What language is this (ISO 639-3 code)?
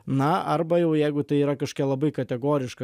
lit